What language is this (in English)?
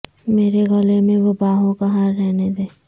Urdu